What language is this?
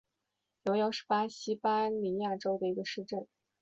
Chinese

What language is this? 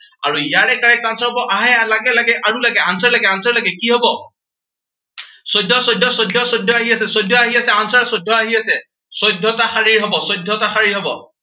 Assamese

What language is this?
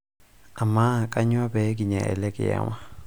Masai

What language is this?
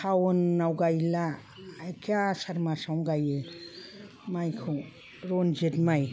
Bodo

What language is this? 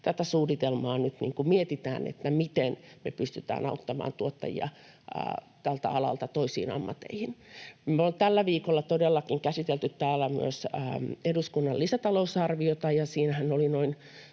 Finnish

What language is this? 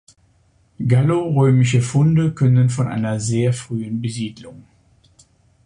German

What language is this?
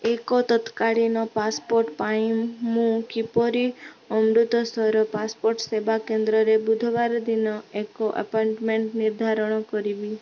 Odia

